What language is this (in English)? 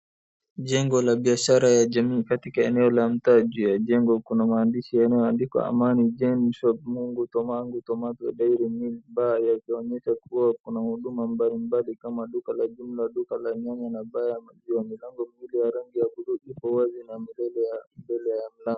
Swahili